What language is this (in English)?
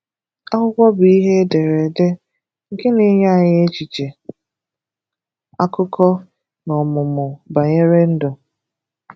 Igbo